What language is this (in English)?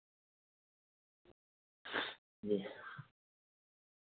Dogri